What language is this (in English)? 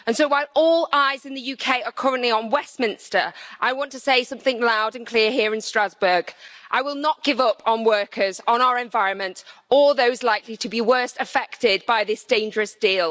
English